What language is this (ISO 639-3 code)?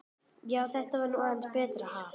isl